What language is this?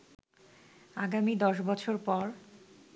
Bangla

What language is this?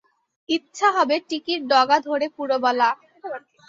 Bangla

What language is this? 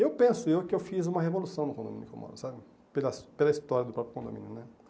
Portuguese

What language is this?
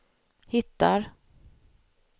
Swedish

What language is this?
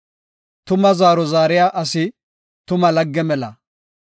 Gofa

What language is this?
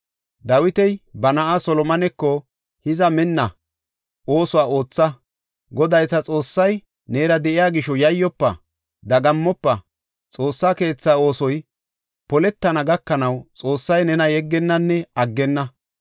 Gofa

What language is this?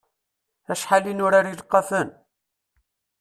Kabyle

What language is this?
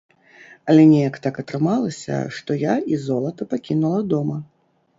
Belarusian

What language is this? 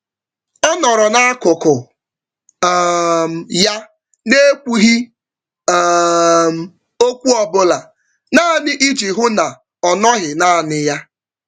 Igbo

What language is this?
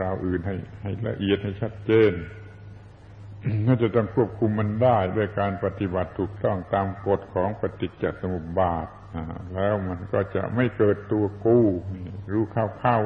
Thai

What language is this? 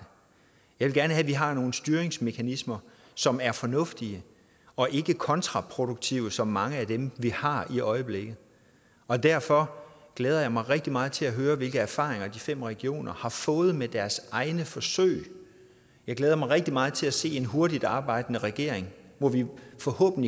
Danish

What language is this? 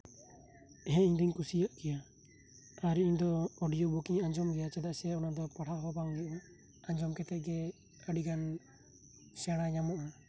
Santali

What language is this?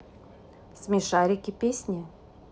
Russian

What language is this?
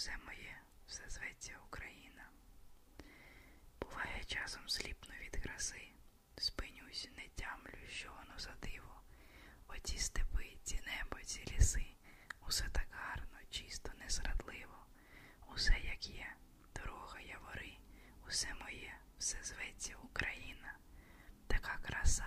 Ukrainian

